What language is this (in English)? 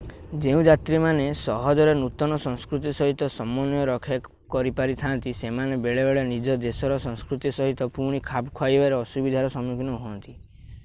Odia